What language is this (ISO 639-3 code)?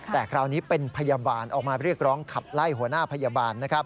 tha